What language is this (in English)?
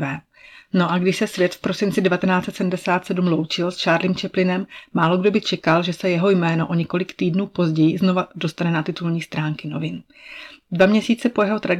Czech